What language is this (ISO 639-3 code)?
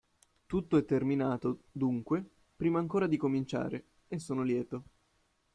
ita